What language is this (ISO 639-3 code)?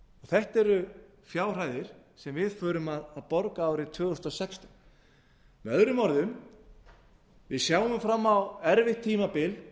isl